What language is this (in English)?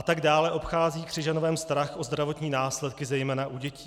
Czech